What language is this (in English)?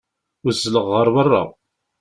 Kabyle